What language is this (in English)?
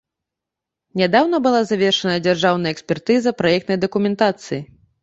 Belarusian